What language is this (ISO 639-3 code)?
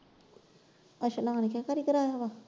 pan